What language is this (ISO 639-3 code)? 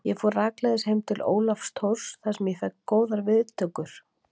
isl